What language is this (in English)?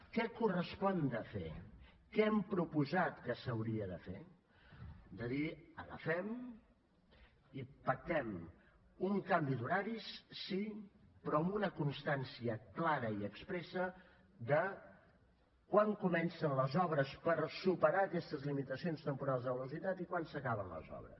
Catalan